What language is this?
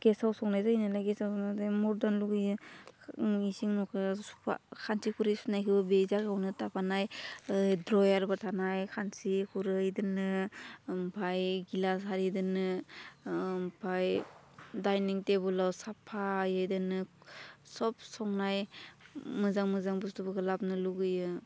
Bodo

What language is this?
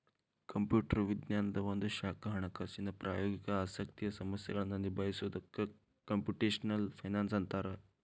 Kannada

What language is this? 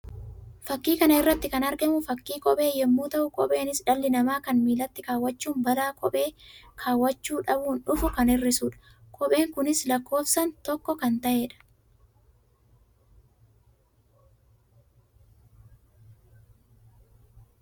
Oromo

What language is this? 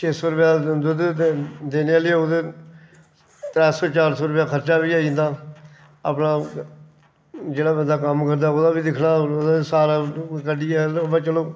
Dogri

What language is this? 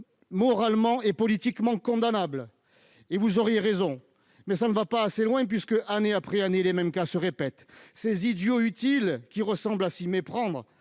French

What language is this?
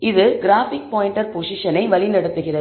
Tamil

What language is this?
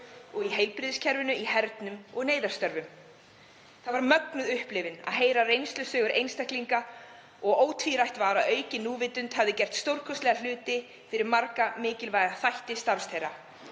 Icelandic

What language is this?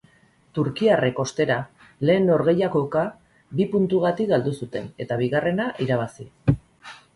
Basque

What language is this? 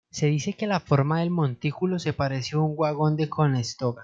Spanish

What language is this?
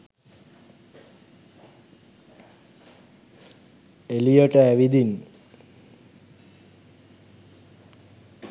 Sinhala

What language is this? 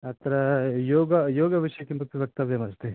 Sanskrit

